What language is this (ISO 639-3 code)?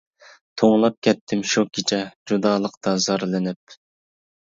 uig